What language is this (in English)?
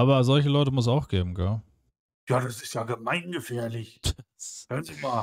German